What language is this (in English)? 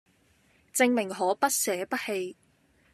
Cantonese